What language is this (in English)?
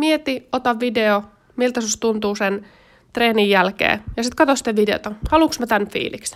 Finnish